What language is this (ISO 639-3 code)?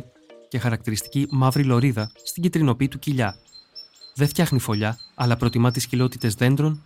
ell